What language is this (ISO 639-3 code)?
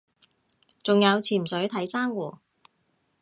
yue